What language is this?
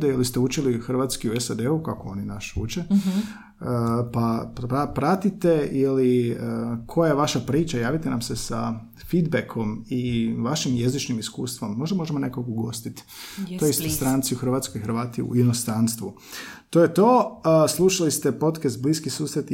Croatian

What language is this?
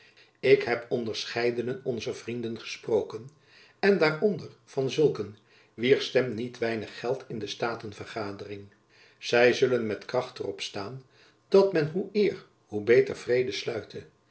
Dutch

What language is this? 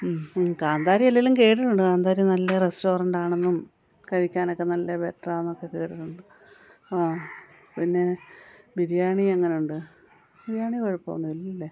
Malayalam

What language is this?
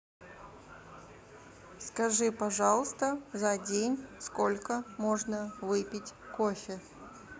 Russian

